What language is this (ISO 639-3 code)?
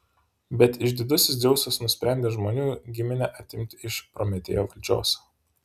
lit